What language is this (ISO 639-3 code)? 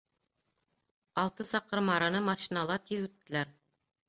bak